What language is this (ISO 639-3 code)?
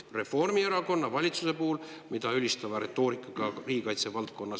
est